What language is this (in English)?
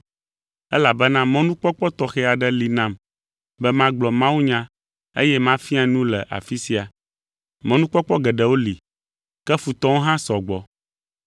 Ewe